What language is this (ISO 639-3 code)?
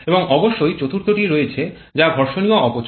ben